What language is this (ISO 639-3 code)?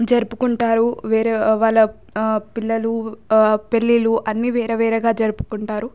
tel